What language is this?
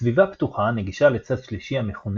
Hebrew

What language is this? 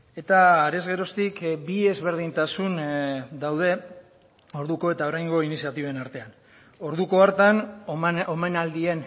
Basque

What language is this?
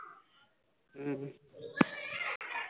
Tamil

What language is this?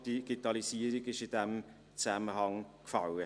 Swiss German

